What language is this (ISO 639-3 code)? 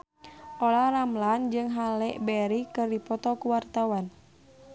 sun